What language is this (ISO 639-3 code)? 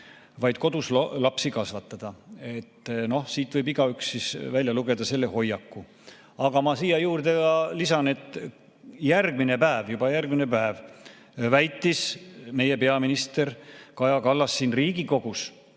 est